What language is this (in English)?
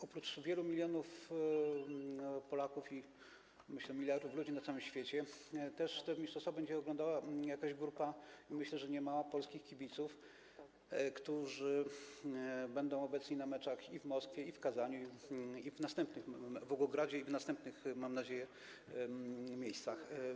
Polish